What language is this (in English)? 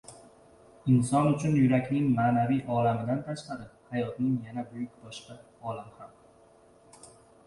Uzbek